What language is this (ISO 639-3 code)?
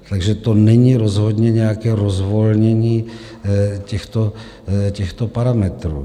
ces